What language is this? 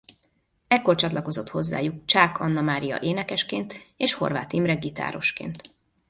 Hungarian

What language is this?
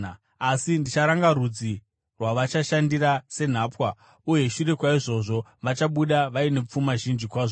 Shona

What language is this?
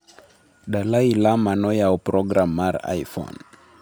Luo (Kenya and Tanzania)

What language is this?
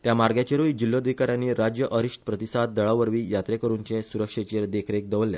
Konkani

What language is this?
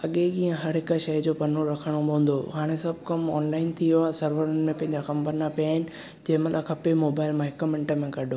Sindhi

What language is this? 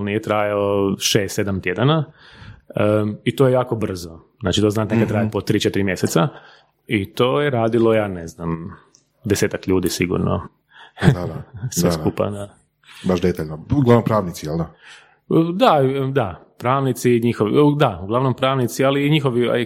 Croatian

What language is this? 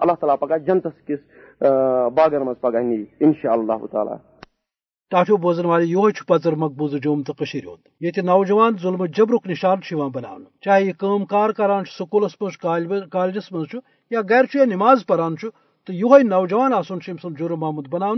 Urdu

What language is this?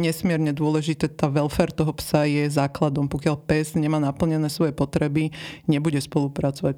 Slovak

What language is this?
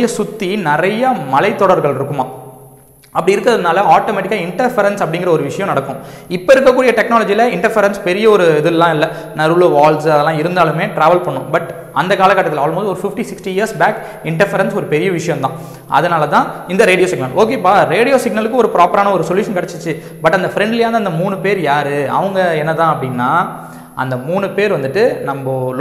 Tamil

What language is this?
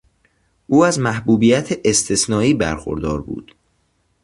Persian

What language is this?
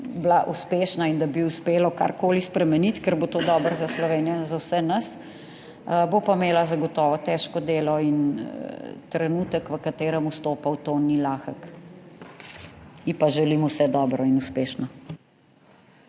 Slovenian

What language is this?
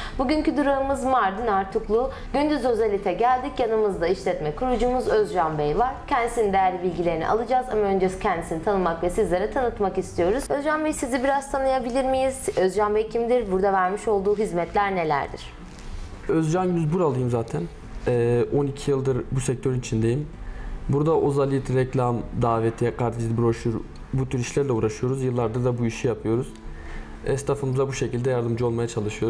Turkish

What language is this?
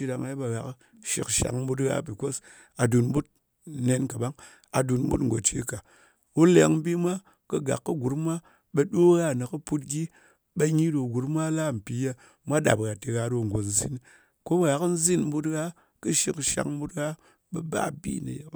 Ngas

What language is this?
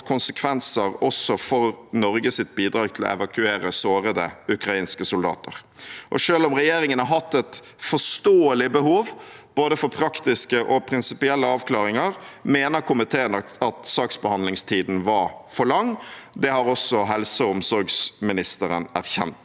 Norwegian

